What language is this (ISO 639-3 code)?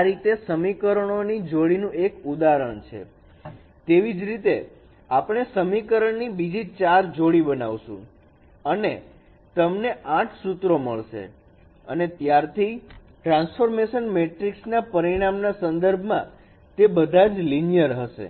guj